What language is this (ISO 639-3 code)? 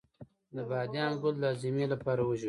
pus